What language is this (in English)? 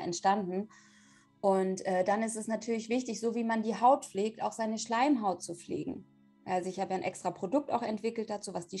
German